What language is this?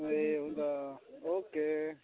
Nepali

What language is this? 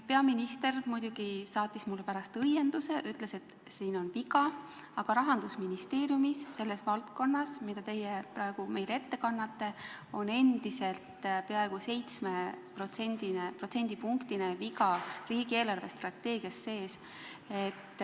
Estonian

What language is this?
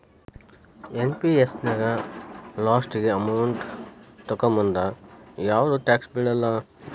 Kannada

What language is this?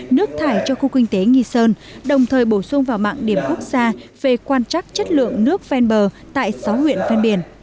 Vietnamese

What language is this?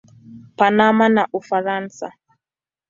Swahili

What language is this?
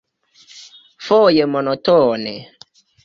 Esperanto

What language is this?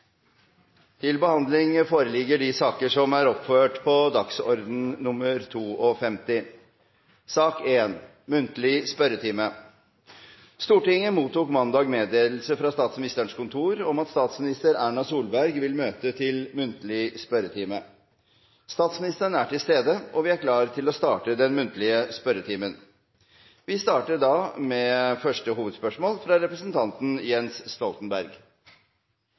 Norwegian Bokmål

